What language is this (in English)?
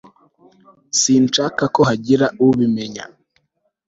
Kinyarwanda